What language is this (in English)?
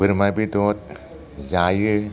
Bodo